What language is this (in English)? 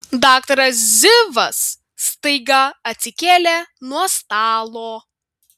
Lithuanian